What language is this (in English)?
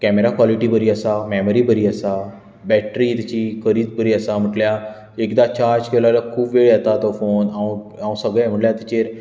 Konkani